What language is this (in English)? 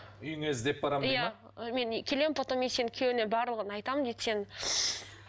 Kazakh